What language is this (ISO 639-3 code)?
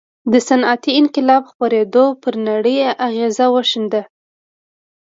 pus